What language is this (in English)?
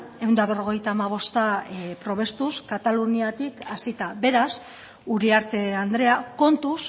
Basque